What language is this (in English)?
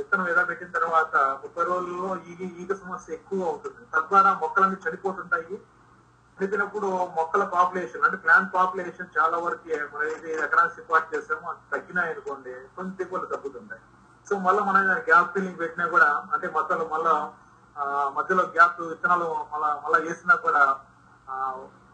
Telugu